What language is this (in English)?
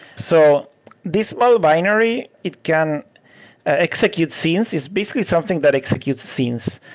English